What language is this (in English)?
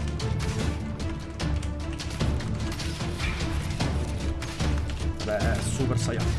Italian